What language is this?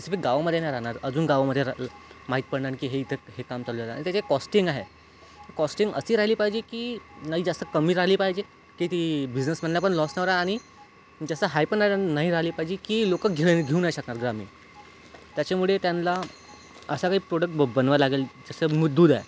Marathi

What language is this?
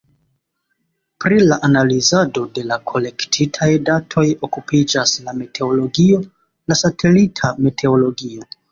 Esperanto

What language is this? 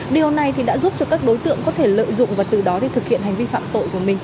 Vietnamese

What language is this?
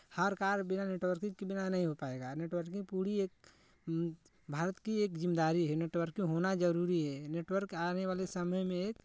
Hindi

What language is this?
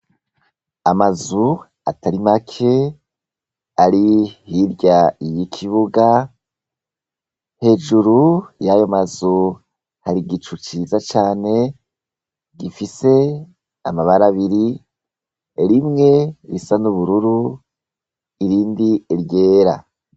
Rundi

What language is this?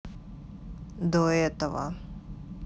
Russian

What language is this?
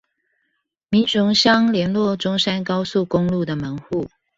Chinese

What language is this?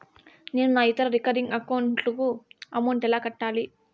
Telugu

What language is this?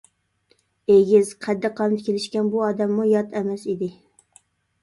Uyghur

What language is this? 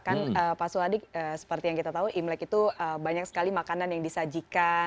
Indonesian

